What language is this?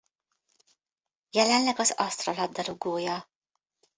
Hungarian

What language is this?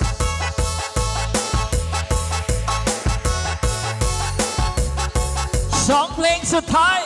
Thai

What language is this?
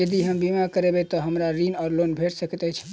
Maithili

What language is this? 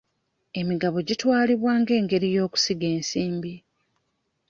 Ganda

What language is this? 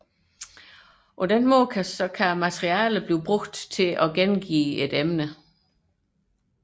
Danish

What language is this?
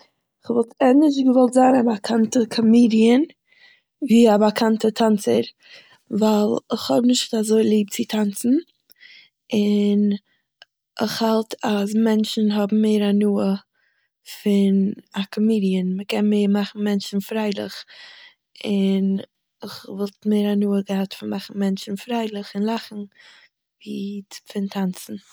Yiddish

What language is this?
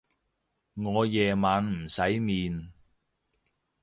Cantonese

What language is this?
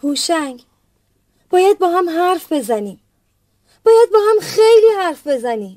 Persian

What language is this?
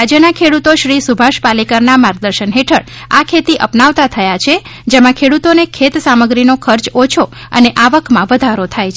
Gujarati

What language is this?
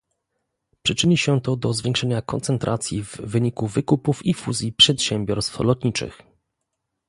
Polish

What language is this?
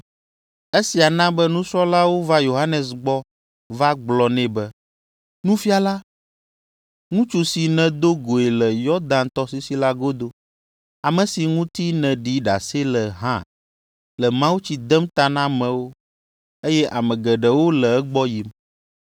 Ewe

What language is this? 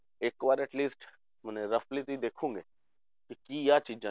Punjabi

